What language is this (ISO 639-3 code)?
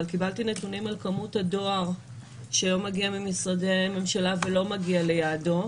heb